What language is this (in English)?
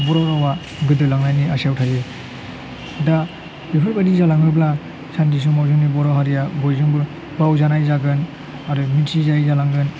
Bodo